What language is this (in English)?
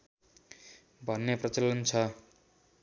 Nepali